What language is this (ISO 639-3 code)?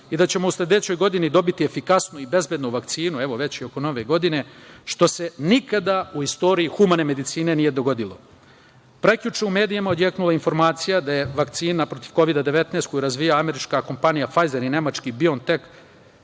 srp